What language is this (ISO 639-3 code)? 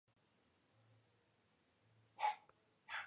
spa